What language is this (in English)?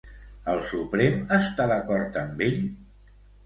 Catalan